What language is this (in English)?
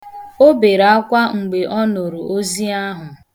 Igbo